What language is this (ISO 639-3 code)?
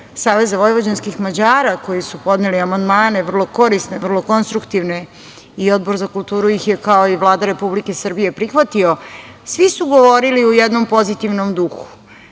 srp